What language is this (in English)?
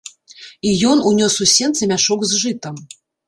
Belarusian